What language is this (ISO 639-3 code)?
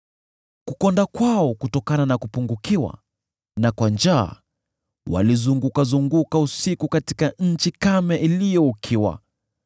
swa